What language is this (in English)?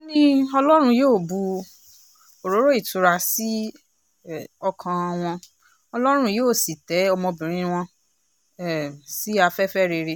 Yoruba